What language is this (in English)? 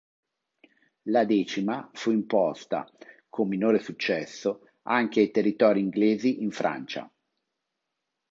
Italian